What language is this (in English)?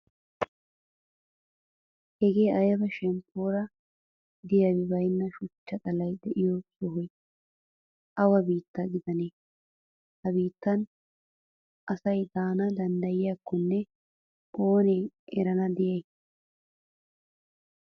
Wolaytta